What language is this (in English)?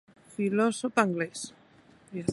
Occitan